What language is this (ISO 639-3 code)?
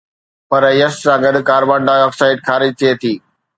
snd